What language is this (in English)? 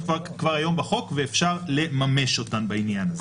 Hebrew